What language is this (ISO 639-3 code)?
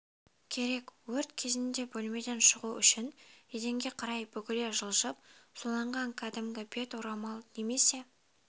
kaz